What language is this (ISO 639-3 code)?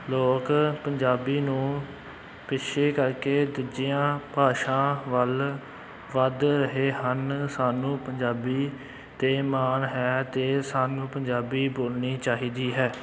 pan